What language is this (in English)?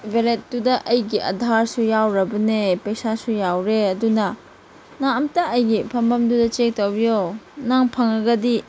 Manipuri